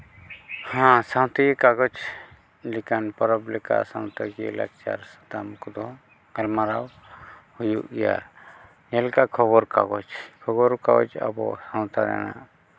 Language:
Santali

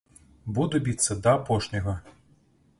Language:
Belarusian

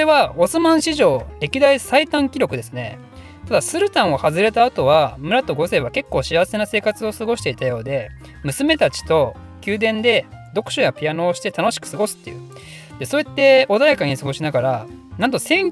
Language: Japanese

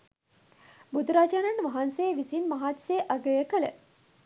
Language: Sinhala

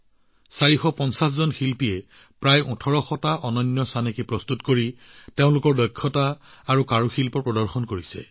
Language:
Assamese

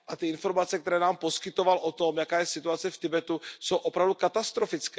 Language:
Czech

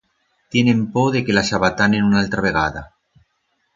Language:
Aragonese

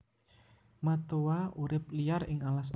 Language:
Javanese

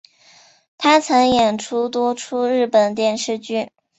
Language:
Chinese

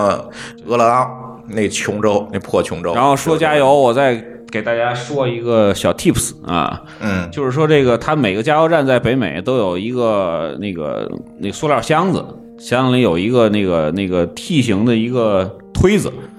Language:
Chinese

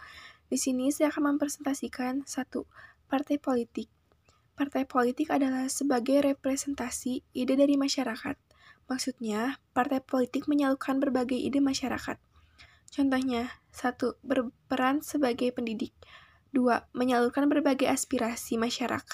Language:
Indonesian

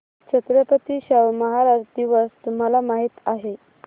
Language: Marathi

